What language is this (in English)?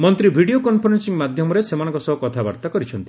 Odia